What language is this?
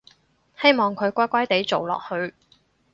Cantonese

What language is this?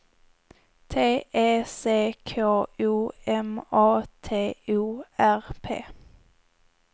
Swedish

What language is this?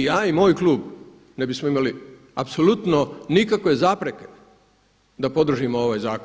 Croatian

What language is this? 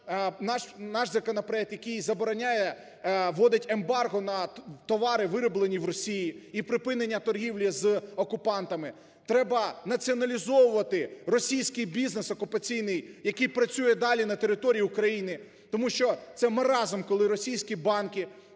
Ukrainian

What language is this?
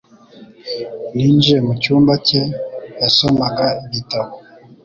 Kinyarwanda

